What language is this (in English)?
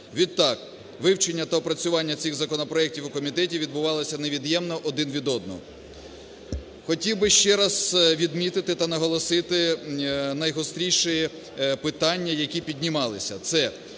Ukrainian